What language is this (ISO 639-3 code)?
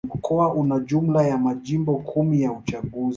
swa